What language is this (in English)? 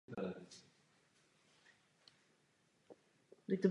Czech